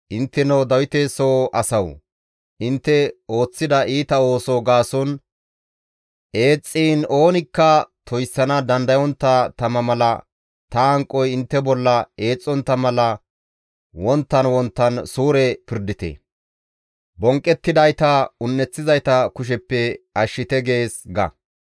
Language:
Gamo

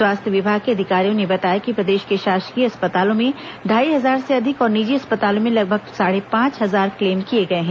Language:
Hindi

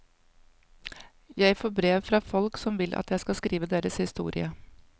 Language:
Norwegian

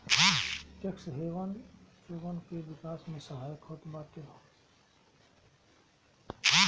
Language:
Bhojpuri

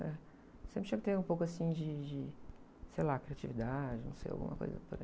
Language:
Portuguese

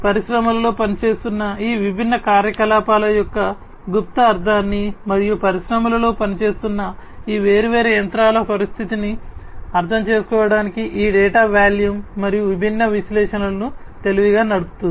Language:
Telugu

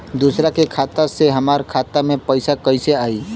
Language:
Bhojpuri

